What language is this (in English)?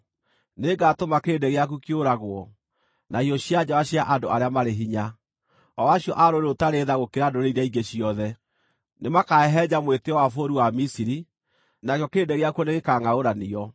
Kikuyu